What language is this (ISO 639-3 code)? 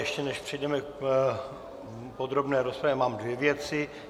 ces